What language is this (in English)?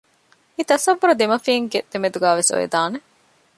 Divehi